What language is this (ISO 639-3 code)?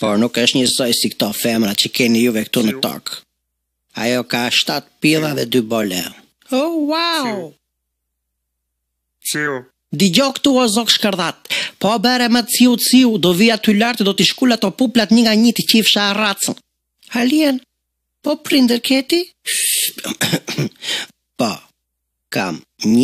ell